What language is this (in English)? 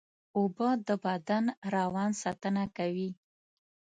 Pashto